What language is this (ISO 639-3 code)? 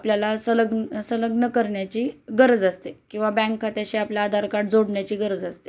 mar